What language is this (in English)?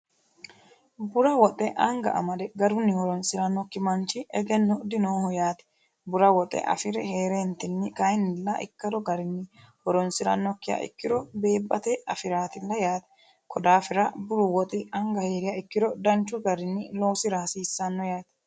Sidamo